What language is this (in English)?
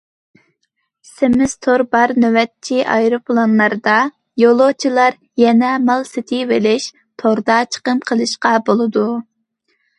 Uyghur